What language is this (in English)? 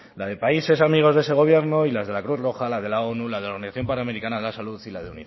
Spanish